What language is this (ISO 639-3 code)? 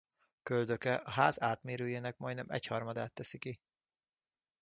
hun